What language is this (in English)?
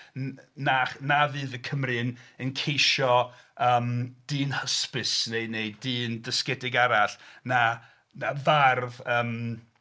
Welsh